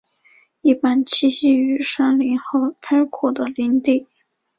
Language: Chinese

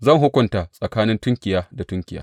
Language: Hausa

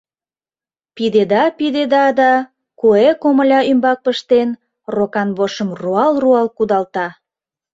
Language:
Mari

